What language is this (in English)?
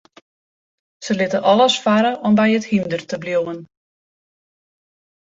Western Frisian